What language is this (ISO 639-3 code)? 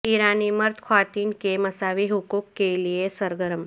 urd